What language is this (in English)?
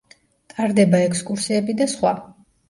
Georgian